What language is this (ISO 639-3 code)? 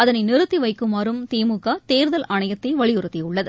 tam